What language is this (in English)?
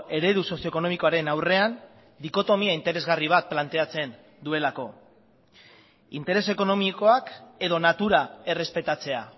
Basque